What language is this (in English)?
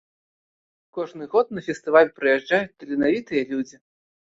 Belarusian